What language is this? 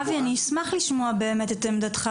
Hebrew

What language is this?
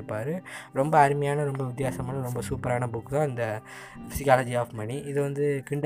Tamil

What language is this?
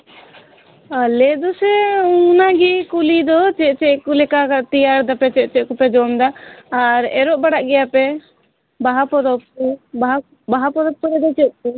Santali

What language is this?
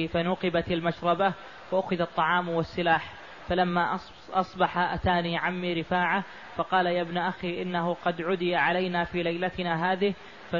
Arabic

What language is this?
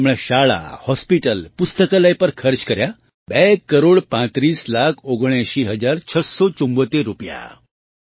Gujarati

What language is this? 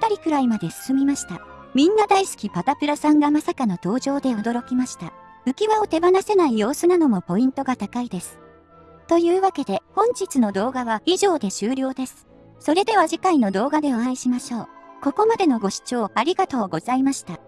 Japanese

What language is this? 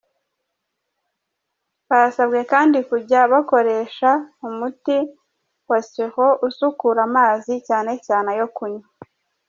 Kinyarwanda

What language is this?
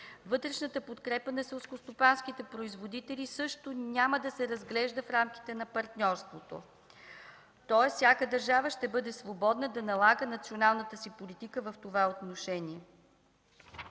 Bulgarian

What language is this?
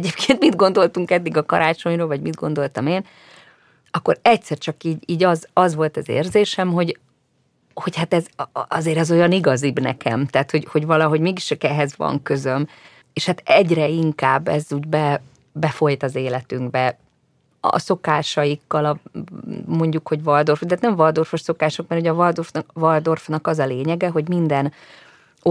Hungarian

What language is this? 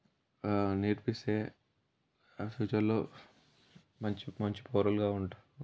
Telugu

